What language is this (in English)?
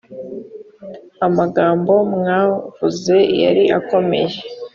Kinyarwanda